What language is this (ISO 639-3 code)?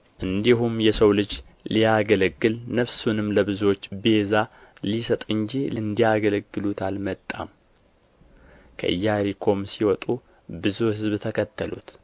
amh